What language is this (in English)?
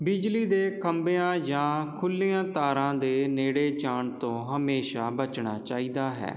Punjabi